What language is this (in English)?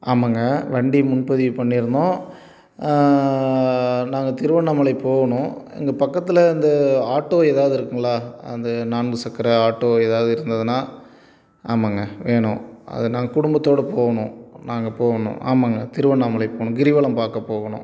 Tamil